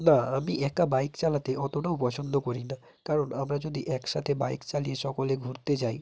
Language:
Bangla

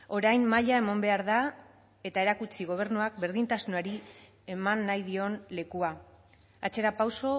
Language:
Basque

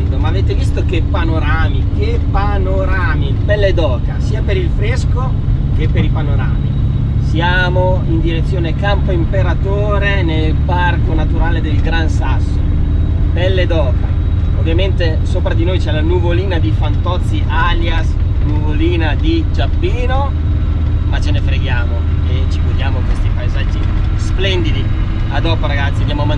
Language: Italian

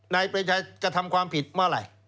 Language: Thai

